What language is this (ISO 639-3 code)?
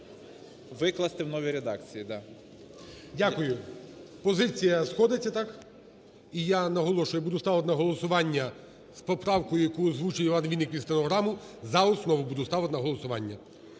ukr